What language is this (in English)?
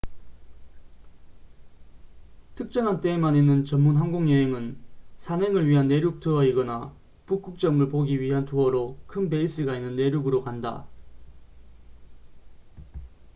Korean